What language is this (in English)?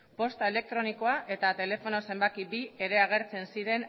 Basque